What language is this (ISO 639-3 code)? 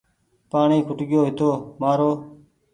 gig